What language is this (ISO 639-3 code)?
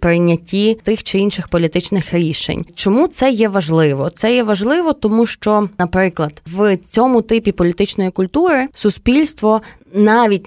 ukr